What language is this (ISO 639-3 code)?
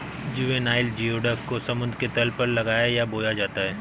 hin